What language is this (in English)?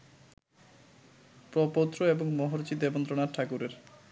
Bangla